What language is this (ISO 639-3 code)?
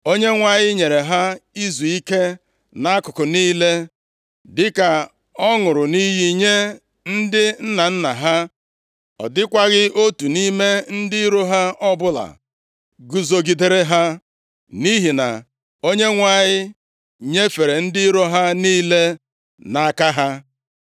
ibo